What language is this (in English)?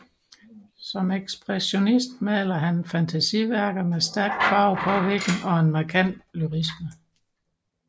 Danish